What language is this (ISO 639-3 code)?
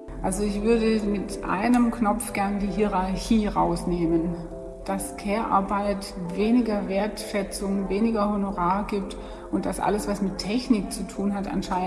deu